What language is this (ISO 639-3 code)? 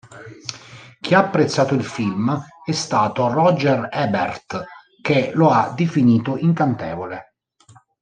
ita